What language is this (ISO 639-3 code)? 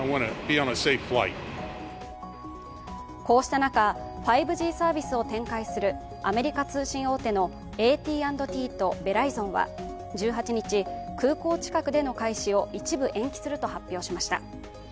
jpn